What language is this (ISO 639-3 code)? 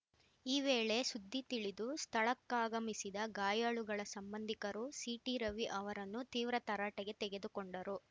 kan